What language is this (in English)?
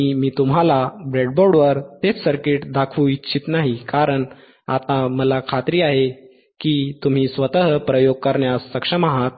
Marathi